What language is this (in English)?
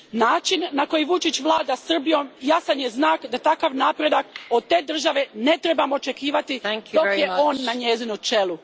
Croatian